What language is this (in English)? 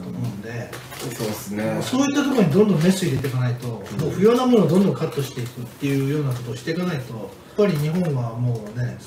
Japanese